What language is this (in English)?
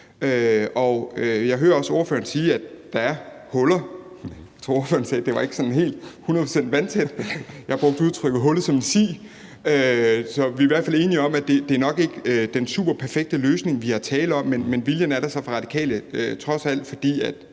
Danish